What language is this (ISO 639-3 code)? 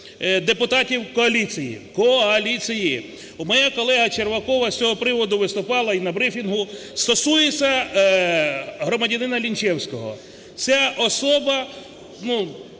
ukr